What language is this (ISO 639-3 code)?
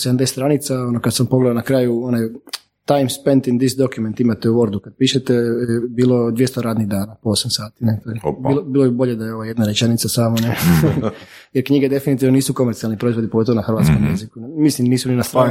hrv